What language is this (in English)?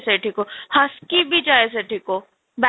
Odia